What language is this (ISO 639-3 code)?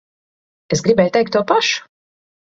lav